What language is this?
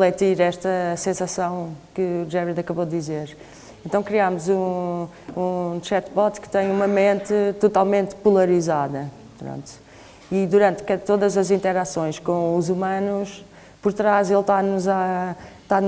Portuguese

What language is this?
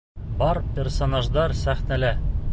Bashkir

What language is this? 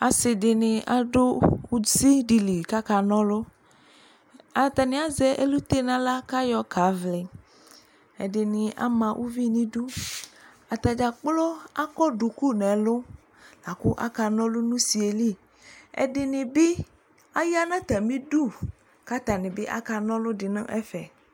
Ikposo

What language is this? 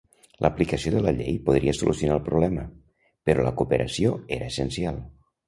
Catalan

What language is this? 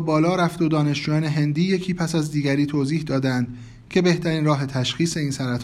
Persian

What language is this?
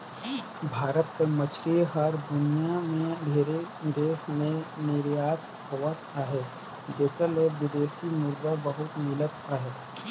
Chhattisgarhi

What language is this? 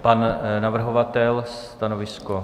Czech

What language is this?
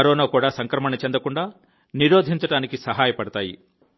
Telugu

